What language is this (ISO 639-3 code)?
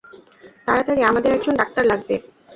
ben